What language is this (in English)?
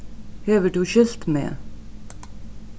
Faroese